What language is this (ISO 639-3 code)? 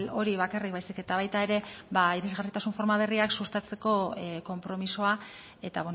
eus